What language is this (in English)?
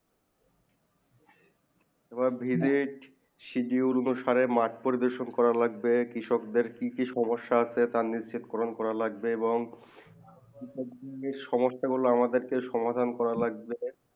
Bangla